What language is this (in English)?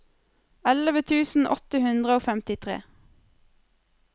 Norwegian